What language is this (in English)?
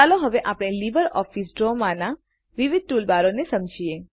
Gujarati